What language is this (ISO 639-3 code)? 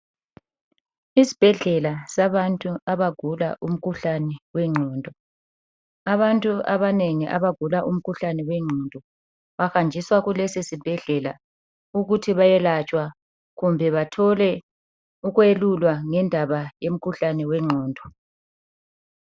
nde